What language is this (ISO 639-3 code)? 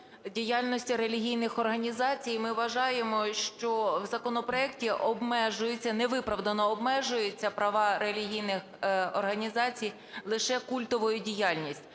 ukr